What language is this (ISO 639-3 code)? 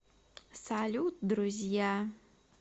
rus